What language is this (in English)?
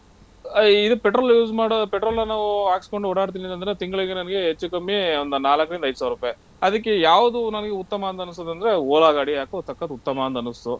Kannada